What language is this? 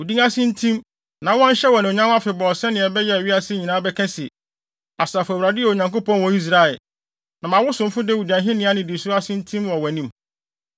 Akan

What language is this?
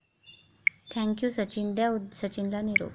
Marathi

